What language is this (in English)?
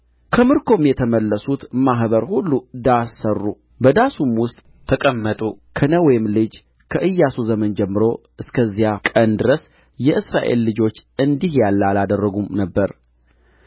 Amharic